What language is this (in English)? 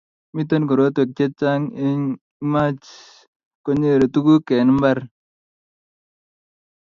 Kalenjin